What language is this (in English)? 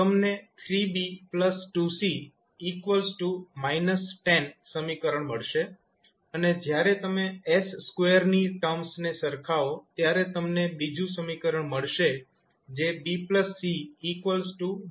Gujarati